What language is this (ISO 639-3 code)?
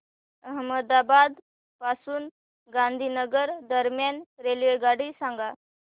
mar